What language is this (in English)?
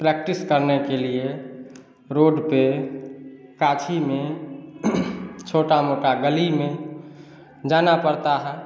Hindi